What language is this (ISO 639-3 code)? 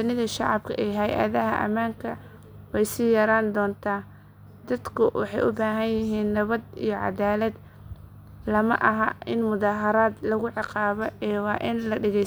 som